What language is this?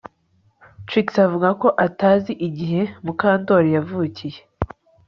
Kinyarwanda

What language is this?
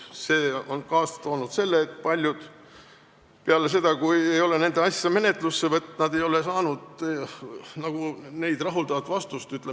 Estonian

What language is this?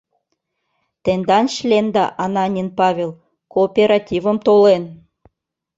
Mari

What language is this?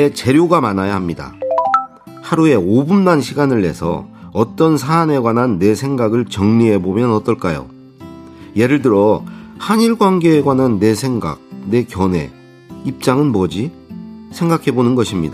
Korean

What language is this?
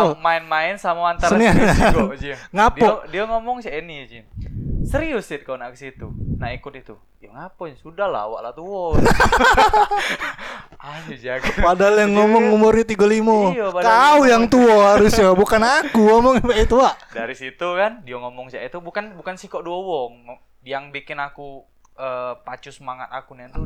Indonesian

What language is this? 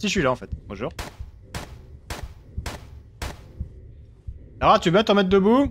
French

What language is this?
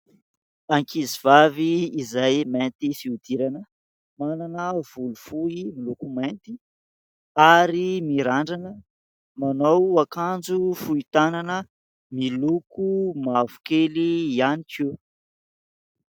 Malagasy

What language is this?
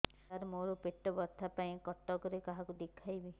Odia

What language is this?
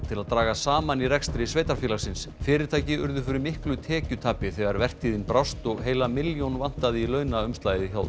Icelandic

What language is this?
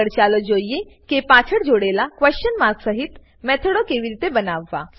Gujarati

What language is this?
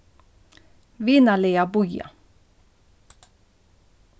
Faroese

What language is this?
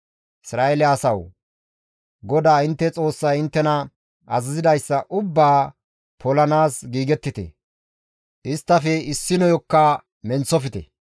Gamo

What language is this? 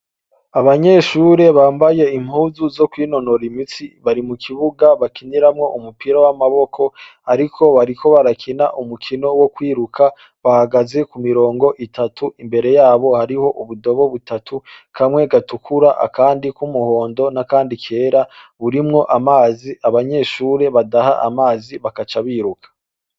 Rundi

